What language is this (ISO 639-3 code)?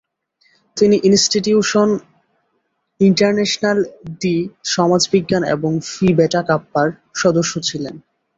ben